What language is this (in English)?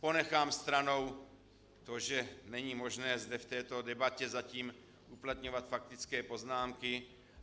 Czech